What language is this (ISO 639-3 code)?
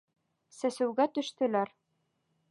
bak